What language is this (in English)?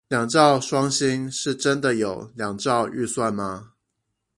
Chinese